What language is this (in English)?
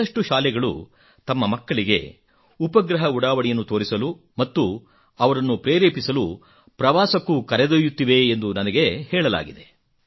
Kannada